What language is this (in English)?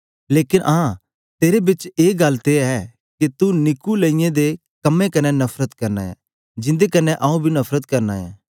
Dogri